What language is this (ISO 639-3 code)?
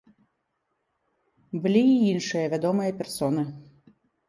bel